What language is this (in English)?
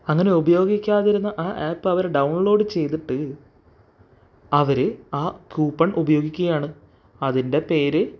Malayalam